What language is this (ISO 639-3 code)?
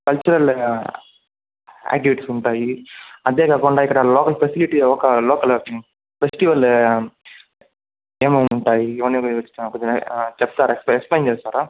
tel